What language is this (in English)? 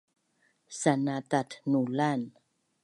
Bunun